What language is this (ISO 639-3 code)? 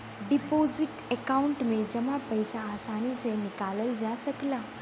bho